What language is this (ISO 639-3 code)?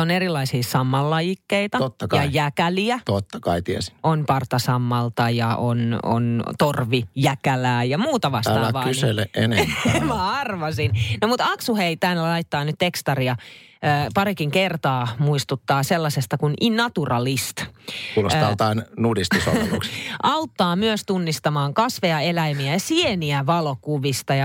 fin